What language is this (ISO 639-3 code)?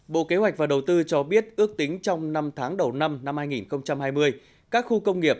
vie